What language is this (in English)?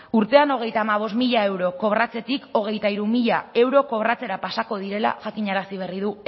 Basque